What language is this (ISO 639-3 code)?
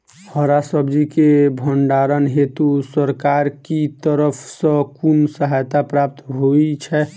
mai